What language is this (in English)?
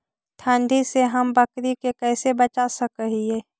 Magahi